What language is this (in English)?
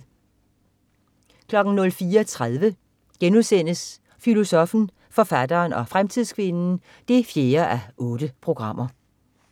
Danish